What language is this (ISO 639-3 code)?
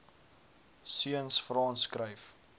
afr